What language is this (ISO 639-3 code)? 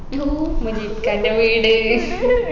mal